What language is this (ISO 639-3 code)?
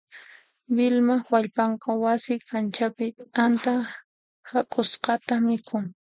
qxp